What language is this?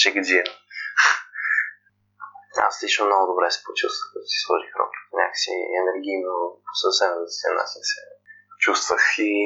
Bulgarian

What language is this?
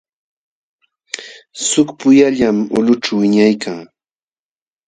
Jauja Wanca Quechua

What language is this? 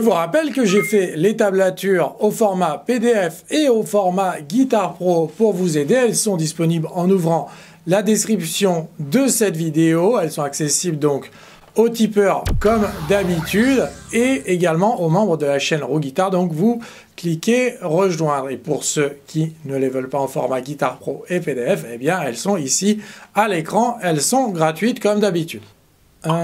French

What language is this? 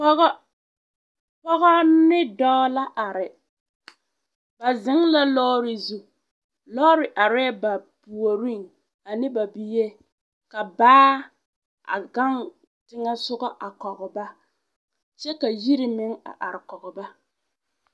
Southern Dagaare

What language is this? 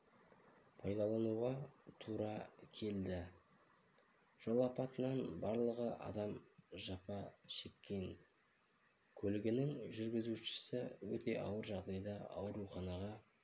Kazakh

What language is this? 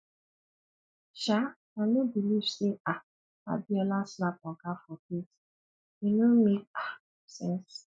Nigerian Pidgin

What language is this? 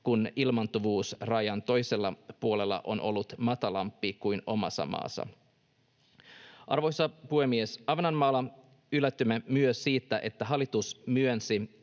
Finnish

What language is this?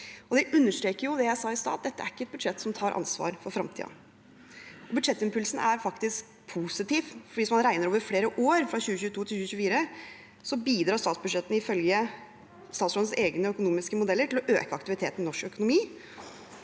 Norwegian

